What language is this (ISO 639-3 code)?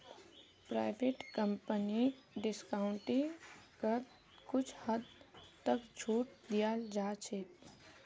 mag